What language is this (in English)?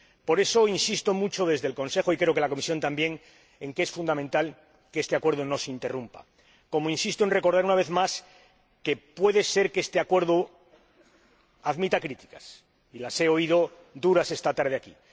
Spanish